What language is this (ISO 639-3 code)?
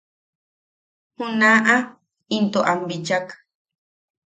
yaq